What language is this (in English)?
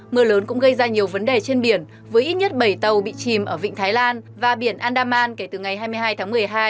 Vietnamese